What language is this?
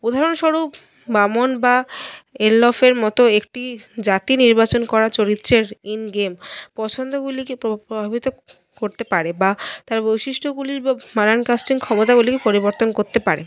Bangla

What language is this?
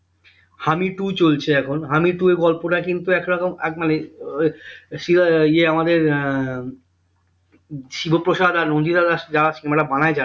Bangla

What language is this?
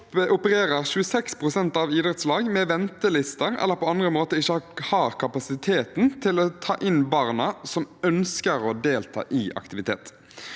Norwegian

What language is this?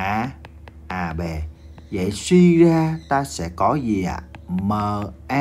Vietnamese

